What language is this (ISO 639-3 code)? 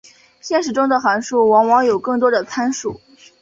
zho